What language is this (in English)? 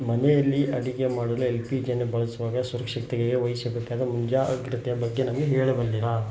Kannada